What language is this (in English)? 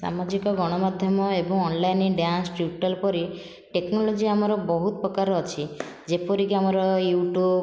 Odia